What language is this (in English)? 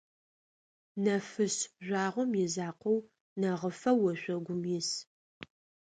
Adyghe